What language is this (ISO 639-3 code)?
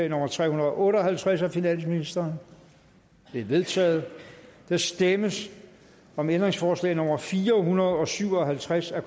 dan